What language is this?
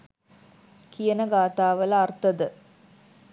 Sinhala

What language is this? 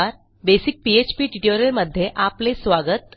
Marathi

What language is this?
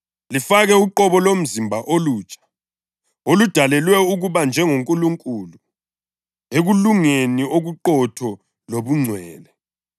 North Ndebele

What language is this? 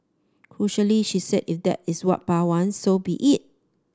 English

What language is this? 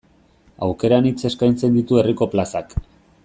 Basque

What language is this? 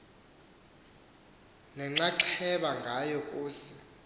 Xhosa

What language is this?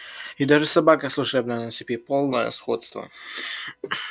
Russian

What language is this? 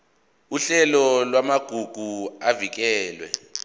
Zulu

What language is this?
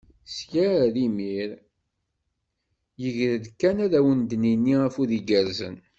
Kabyle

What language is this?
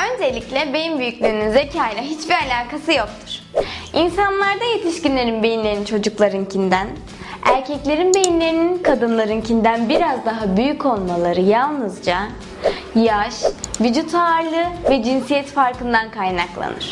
Turkish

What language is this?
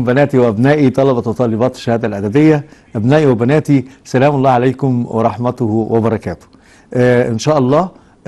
Arabic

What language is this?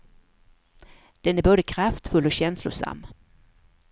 Swedish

